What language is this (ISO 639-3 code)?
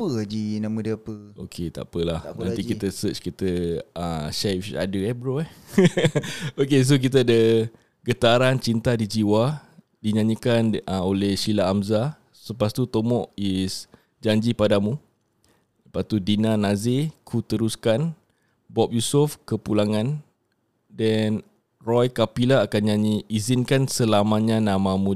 msa